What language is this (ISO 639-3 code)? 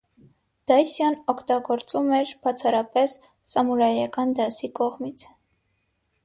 hye